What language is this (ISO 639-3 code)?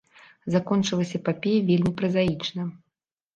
bel